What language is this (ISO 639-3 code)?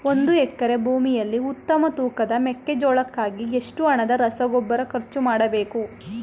kan